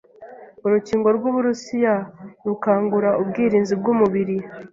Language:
Kinyarwanda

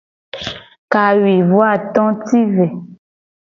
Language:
Gen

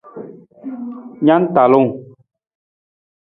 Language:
Nawdm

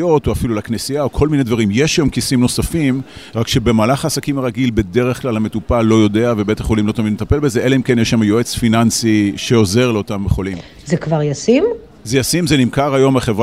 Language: Hebrew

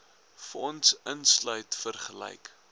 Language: Afrikaans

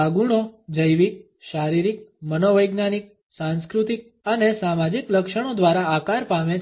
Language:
Gujarati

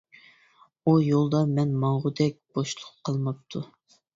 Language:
Uyghur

